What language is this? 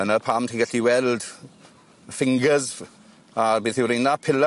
Welsh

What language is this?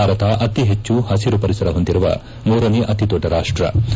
Kannada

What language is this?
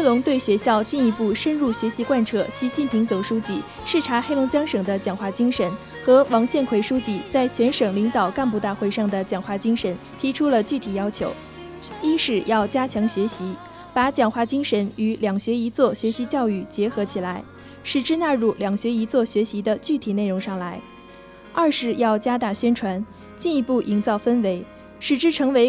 Chinese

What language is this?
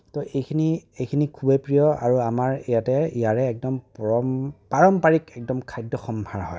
Assamese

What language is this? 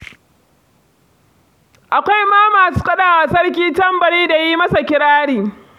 Hausa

